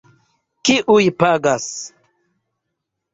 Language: Esperanto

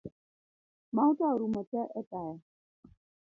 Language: Luo (Kenya and Tanzania)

